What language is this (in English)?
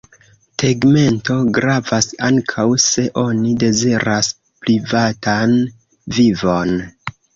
Esperanto